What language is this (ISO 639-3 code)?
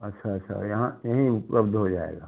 hin